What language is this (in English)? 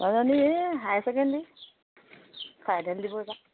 Assamese